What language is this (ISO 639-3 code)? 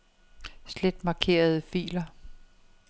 dan